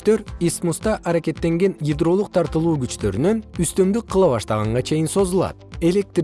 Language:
Kyrgyz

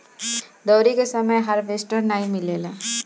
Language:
Bhojpuri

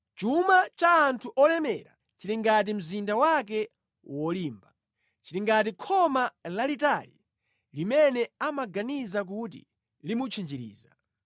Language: Nyanja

